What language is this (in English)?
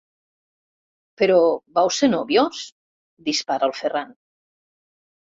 Catalan